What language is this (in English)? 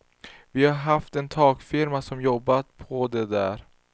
Swedish